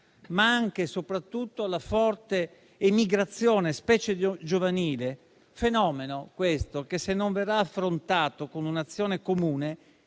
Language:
Italian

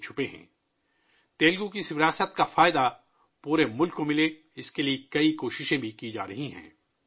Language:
Urdu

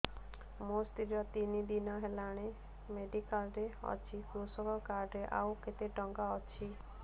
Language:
Odia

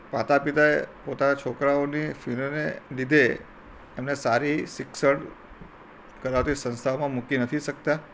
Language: Gujarati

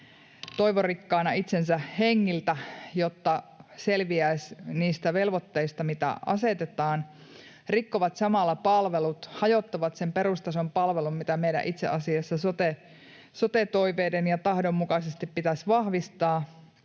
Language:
Finnish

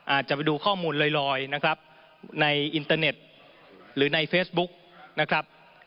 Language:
Thai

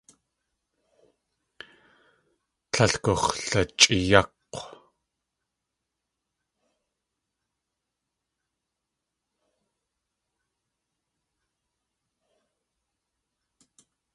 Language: Tlingit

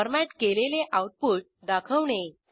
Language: Marathi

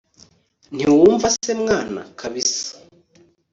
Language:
Kinyarwanda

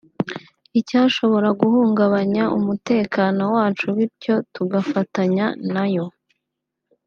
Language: Kinyarwanda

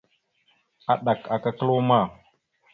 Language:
Mada (Cameroon)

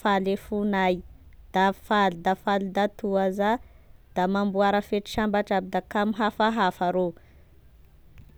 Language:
Tesaka Malagasy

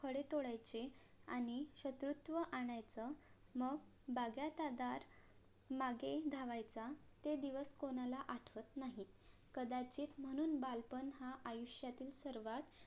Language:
Marathi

